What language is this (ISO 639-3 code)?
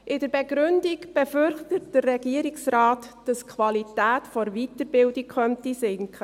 gsw